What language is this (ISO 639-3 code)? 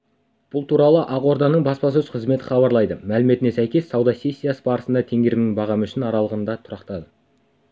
kaz